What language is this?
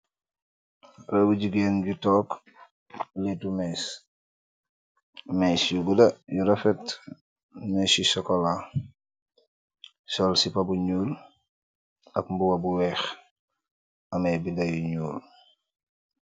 Wolof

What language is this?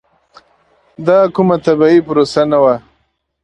Pashto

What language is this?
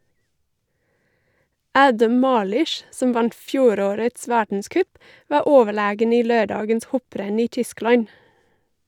Norwegian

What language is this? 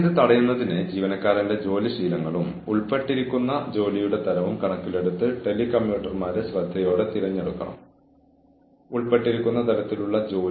Malayalam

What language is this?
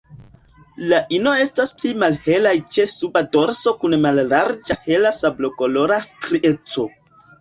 Esperanto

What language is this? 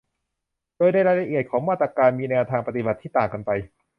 Thai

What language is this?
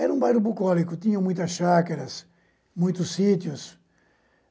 Portuguese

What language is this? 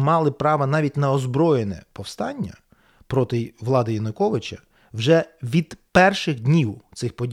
Ukrainian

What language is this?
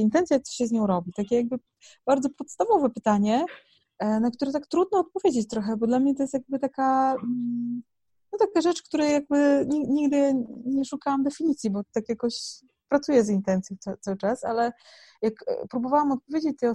Polish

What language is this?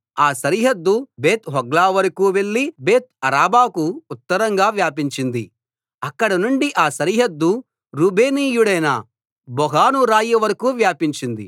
Telugu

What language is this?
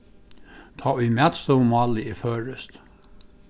Faroese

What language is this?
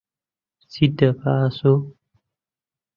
Central Kurdish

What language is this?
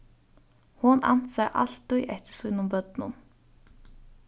Faroese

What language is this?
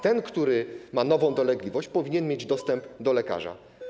Polish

